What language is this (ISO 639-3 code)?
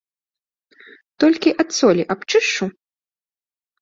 bel